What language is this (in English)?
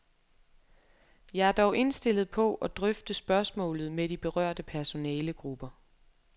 Danish